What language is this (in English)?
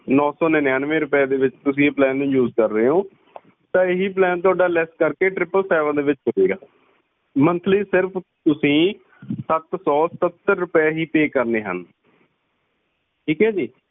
Punjabi